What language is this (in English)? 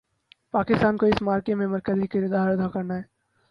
Urdu